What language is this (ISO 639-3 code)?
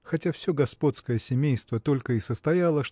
rus